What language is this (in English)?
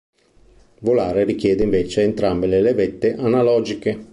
Italian